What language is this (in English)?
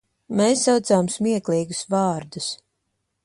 Latvian